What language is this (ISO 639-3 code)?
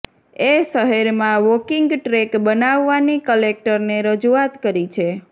guj